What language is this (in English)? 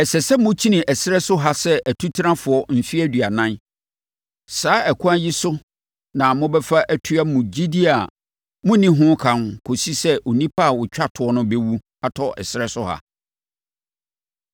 Akan